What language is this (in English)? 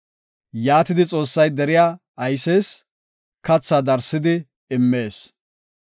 Gofa